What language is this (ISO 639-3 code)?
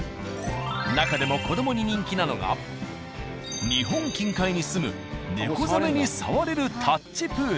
jpn